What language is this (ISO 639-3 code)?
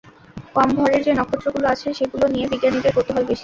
ben